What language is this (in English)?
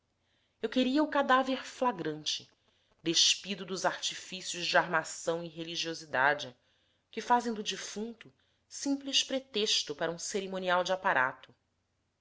Portuguese